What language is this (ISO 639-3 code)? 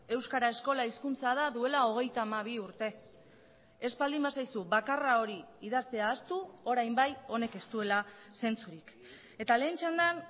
eus